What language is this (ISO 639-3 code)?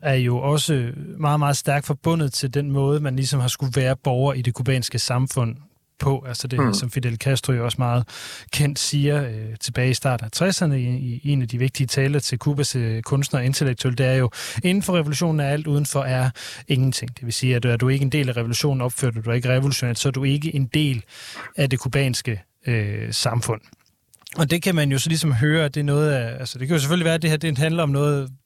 dan